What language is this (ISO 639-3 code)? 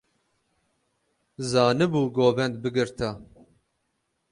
kur